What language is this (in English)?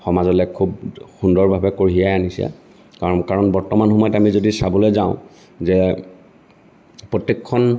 Assamese